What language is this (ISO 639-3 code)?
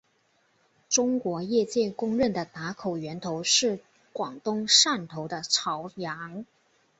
zho